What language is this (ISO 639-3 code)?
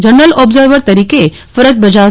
guj